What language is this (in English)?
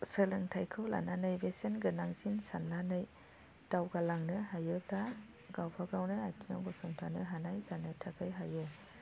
Bodo